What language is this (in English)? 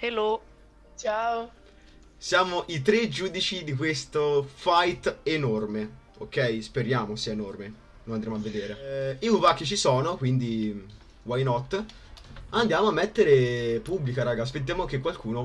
Italian